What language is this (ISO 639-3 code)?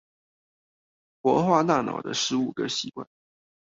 zho